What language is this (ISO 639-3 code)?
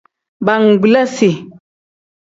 kdh